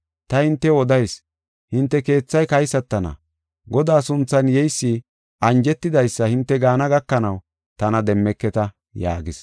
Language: Gofa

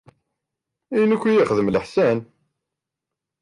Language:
Kabyle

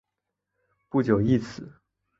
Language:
Chinese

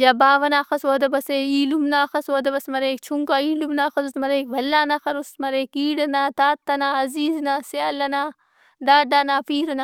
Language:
Brahui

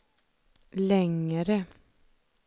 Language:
Swedish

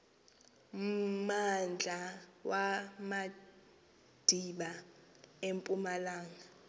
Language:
Xhosa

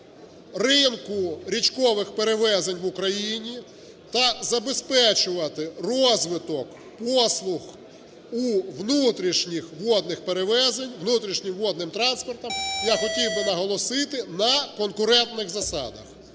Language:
Ukrainian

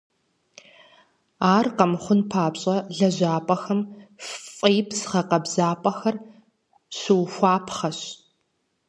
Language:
Kabardian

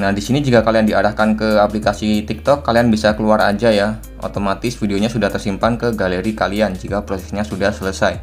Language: Indonesian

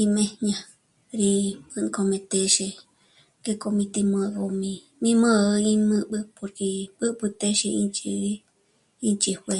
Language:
Michoacán Mazahua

